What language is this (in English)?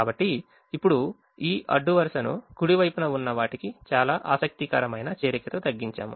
Telugu